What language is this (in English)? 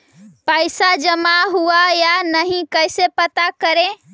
Magahi